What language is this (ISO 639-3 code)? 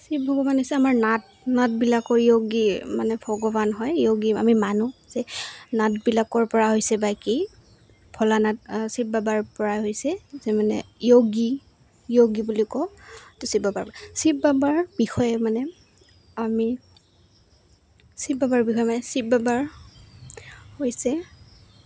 asm